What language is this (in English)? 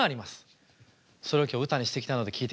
Japanese